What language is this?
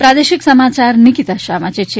Gujarati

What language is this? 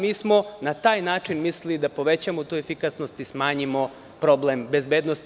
Serbian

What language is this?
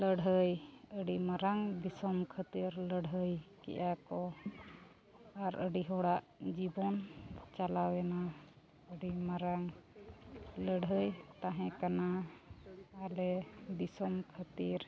Santali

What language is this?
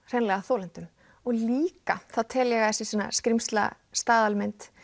Icelandic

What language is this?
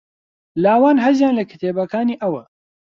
Central Kurdish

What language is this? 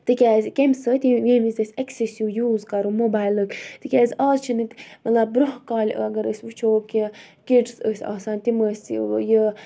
Kashmiri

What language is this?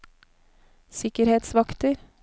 Norwegian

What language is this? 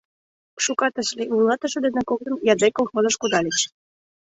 Mari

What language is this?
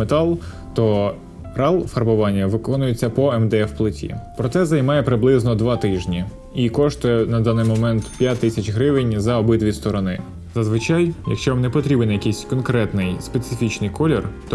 Ukrainian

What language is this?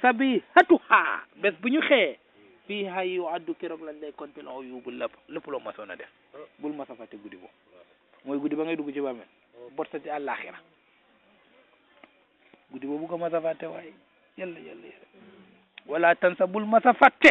Arabic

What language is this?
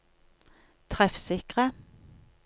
Norwegian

